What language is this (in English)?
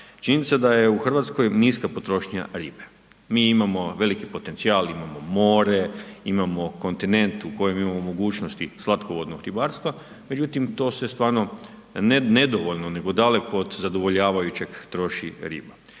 Croatian